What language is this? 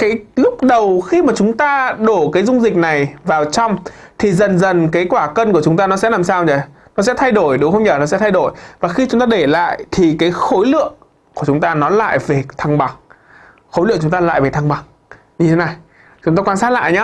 Vietnamese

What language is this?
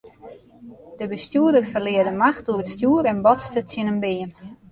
Western Frisian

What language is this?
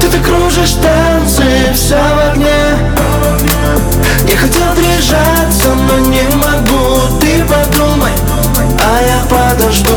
Russian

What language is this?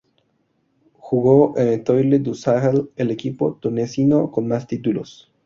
Spanish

